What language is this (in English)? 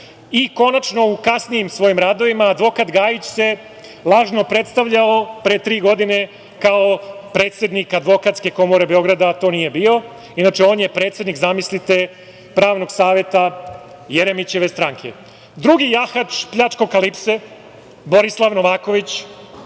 Serbian